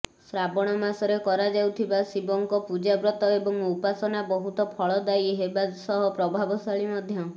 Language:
Odia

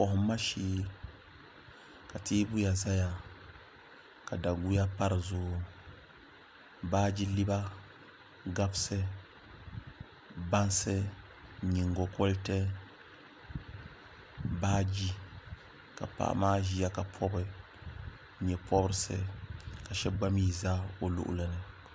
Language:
Dagbani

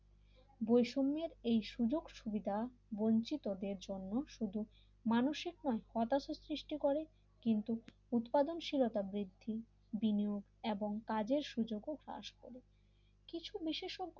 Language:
Bangla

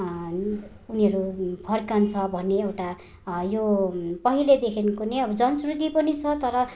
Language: Nepali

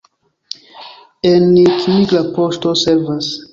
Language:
Esperanto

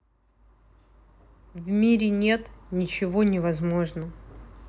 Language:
Russian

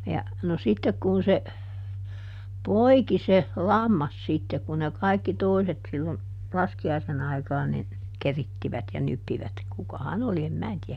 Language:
Finnish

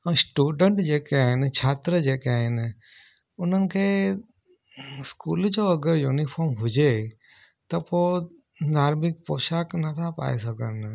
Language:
Sindhi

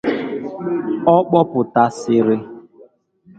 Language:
Igbo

